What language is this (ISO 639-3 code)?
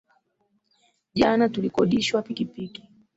swa